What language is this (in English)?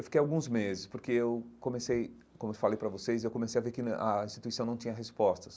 Portuguese